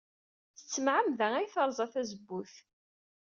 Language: Kabyle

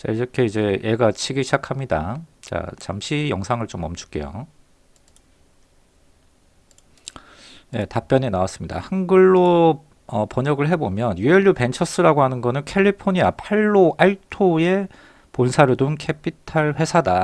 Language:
Korean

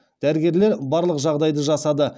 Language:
Kazakh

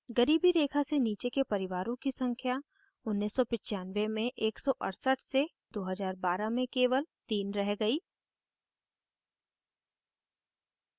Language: Hindi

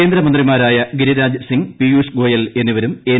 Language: Malayalam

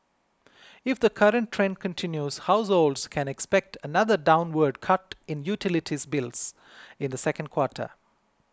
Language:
English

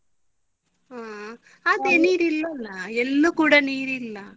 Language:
Kannada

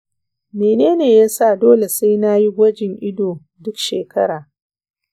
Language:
Hausa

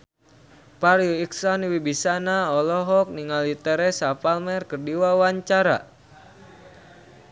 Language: Sundanese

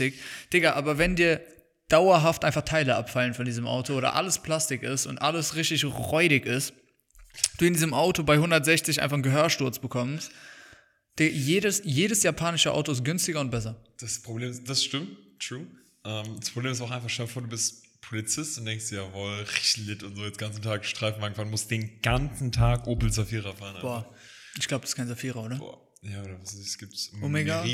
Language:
German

